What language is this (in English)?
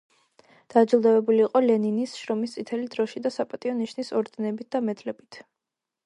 Georgian